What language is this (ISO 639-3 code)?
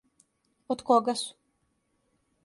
srp